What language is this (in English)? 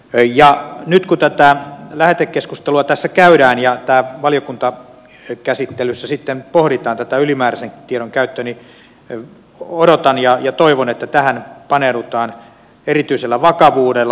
Finnish